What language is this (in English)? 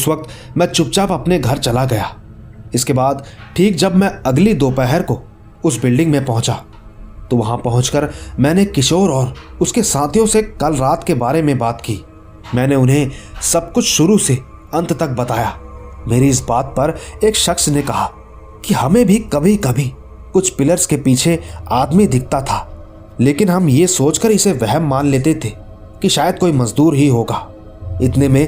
Hindi